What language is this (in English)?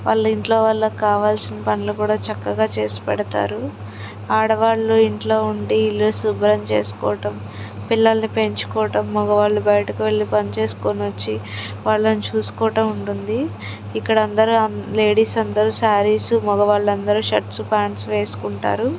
Telugu